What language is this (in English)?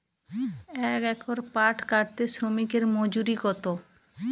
Bangla